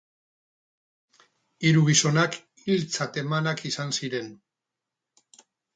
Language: Basque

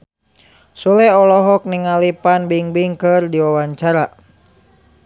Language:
Sundanese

